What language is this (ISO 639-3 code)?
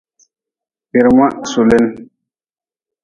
nmz